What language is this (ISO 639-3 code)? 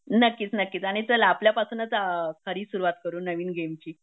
mar